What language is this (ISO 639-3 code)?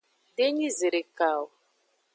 ajg